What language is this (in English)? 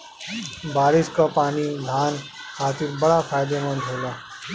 Bhojpuri